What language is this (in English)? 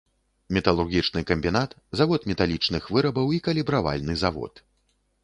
Belarusian